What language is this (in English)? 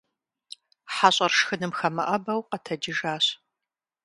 Kabardian